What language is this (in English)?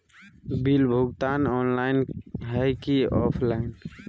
Magahi